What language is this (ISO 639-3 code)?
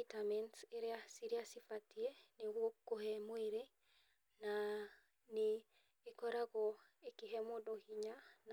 kik